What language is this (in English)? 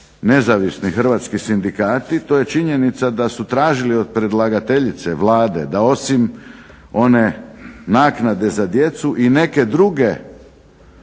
Croatian